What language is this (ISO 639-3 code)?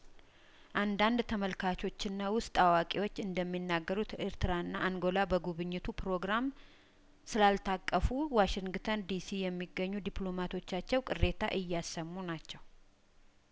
amh